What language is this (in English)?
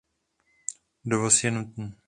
Czech